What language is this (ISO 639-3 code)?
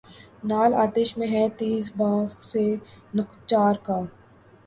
urd